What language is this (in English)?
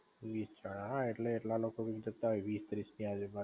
Gujarati